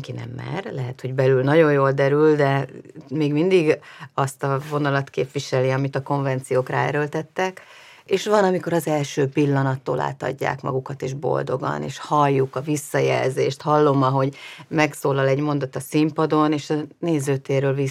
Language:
Hungarian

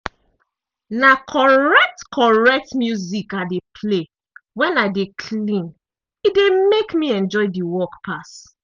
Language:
Nigerian Pidgin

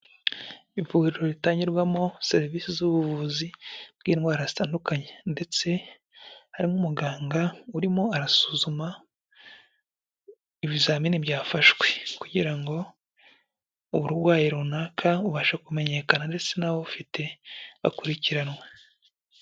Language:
Kinyarwanda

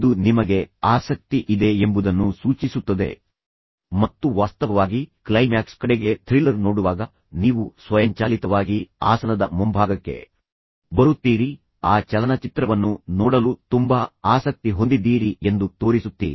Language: Kannada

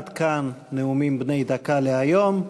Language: Hebrew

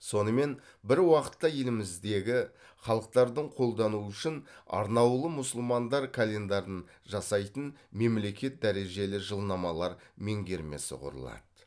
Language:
Kazakh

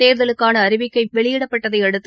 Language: Tamil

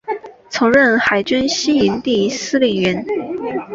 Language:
Chinese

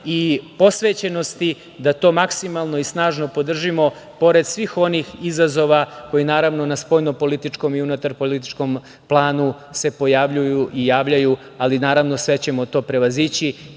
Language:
Serbian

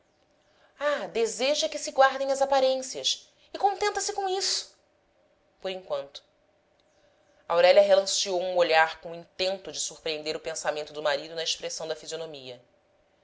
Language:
Portuguese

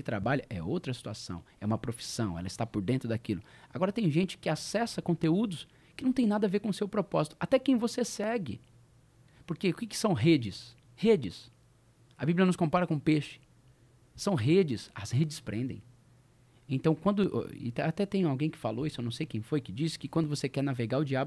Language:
Portuguese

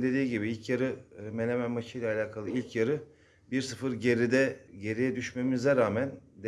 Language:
Turkish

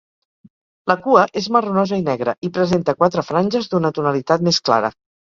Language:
Catalan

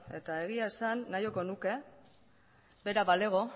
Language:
Basque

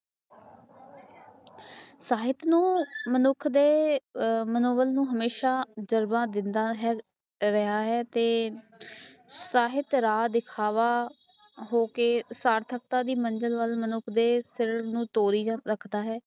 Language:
Punjabi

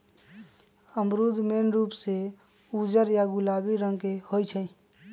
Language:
Magahi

